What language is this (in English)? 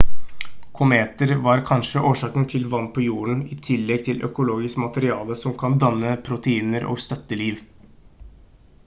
Norwegian Bokmål